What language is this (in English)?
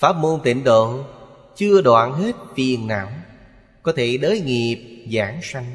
Vietnamese